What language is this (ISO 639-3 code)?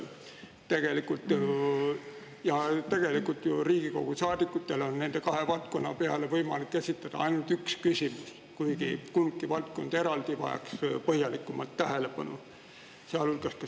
est